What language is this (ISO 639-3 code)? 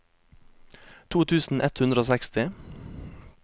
nor